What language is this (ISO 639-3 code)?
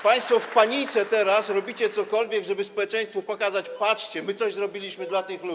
pol